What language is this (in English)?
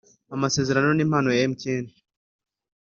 Kinyarwanda